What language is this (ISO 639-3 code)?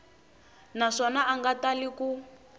tso